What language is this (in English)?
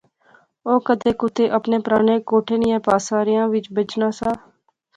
Pahari-Potwari